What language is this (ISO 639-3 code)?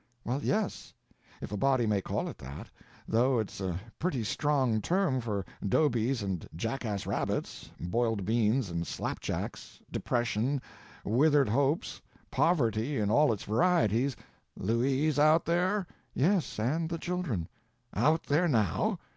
eng